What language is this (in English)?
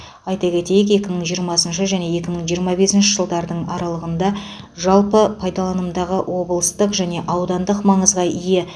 Kazakh